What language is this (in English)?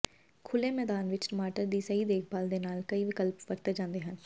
Punjabi